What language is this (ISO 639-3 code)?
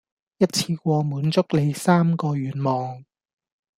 yue